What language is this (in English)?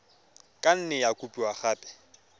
Tswana